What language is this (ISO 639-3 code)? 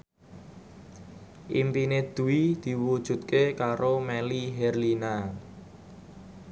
jav